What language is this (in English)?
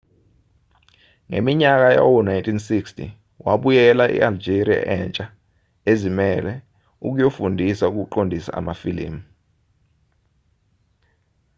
Zulu